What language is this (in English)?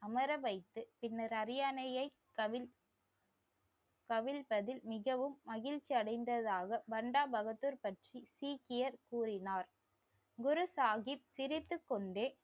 Tamil